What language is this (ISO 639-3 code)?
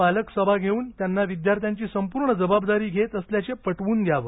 mar